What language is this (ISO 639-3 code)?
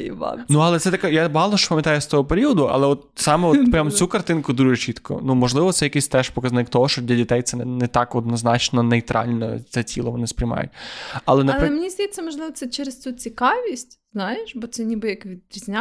ukr